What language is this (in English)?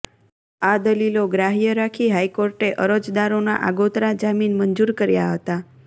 Gujarati